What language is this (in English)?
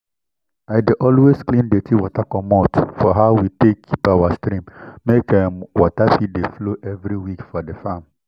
Nigerian Pidgin